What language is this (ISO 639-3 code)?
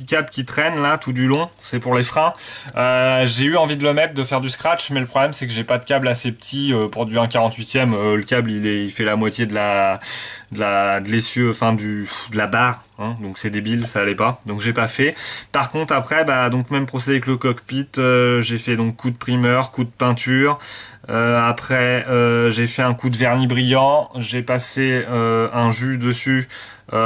fra